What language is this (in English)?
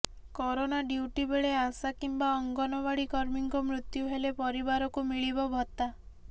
Odia